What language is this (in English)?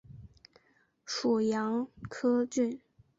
Chinese